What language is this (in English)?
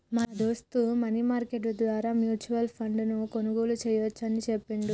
Telugu